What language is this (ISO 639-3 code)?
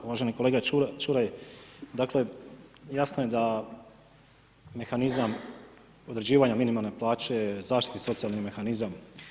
hrv